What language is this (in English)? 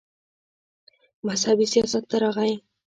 Pashto